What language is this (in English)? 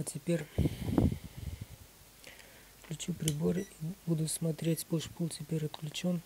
Russian